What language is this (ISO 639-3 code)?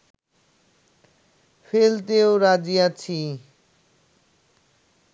ben